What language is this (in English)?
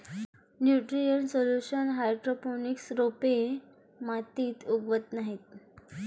Marathi